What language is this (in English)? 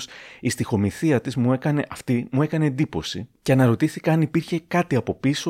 Greek